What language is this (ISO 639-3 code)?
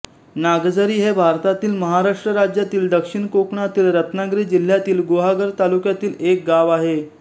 mar